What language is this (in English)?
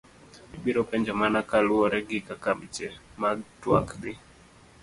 Luo (Kenya and Tanzania)